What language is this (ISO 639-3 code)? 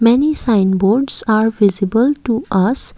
eng